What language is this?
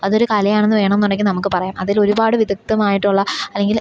Malayalam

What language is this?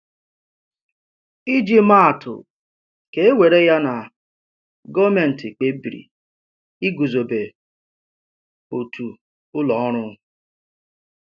Igbo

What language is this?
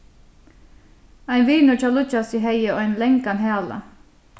Faroese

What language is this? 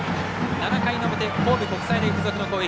Japanese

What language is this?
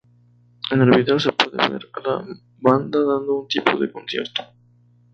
Spanish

